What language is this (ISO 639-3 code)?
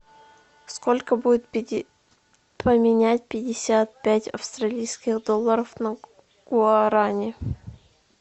rus